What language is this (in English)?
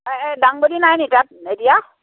Assamese